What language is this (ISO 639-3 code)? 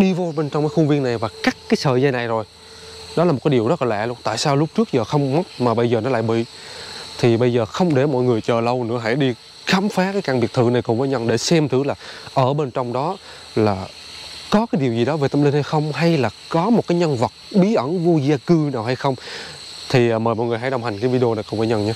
vie